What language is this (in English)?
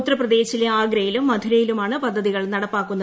Malayalam